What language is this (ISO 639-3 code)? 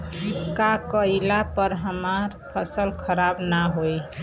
bho